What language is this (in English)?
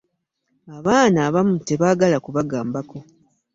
Ganda